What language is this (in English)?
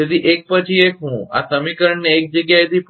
Gujarati